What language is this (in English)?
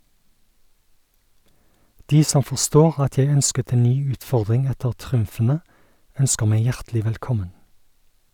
Norwegian